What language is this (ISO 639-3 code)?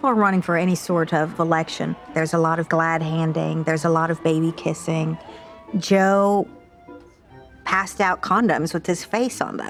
heb